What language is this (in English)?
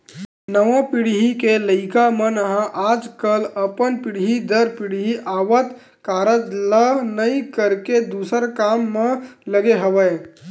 Chhattisgarhi